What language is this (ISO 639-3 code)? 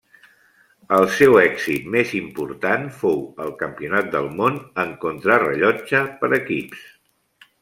cat